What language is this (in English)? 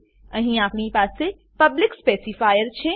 Gujarati